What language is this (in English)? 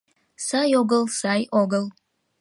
Mari